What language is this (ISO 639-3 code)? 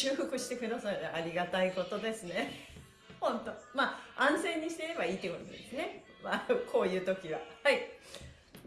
jpn